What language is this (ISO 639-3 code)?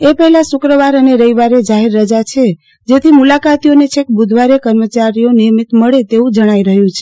guj